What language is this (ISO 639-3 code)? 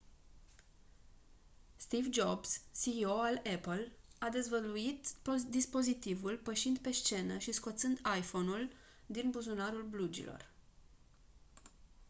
ron